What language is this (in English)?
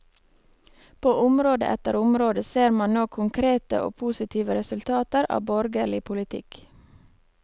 Norwegian